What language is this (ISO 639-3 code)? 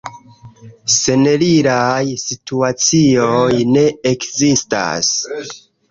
epo